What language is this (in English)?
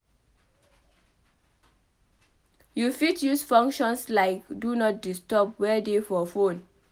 Nigerian Pidgin